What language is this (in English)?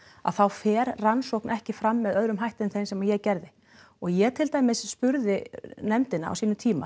Icelandic